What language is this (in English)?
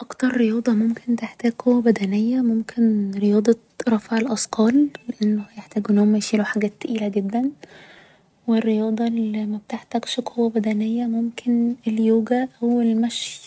Egyptian Arabic